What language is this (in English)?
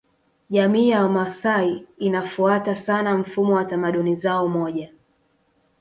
Swahili